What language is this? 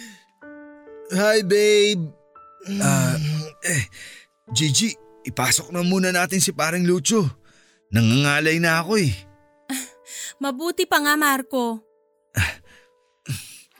Filipino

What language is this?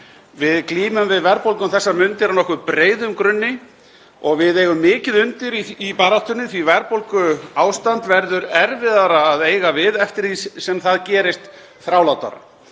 Icelandic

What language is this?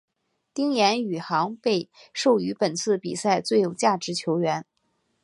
Chinese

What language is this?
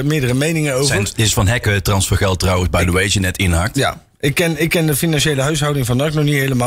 Dutch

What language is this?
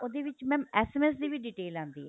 Punjabi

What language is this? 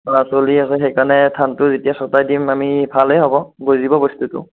Assamese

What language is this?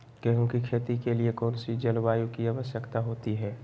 Magahi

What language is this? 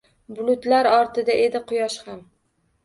Uzbek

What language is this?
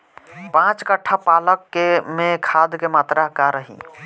Bhojpuri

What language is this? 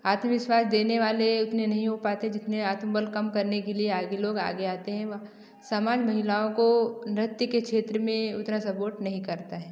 Hindi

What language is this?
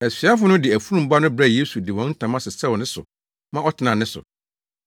Akan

